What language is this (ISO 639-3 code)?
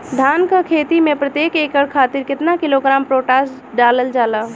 bho